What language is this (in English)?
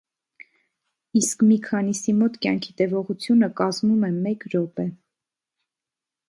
Armenian